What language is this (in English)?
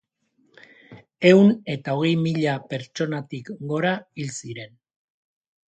Basque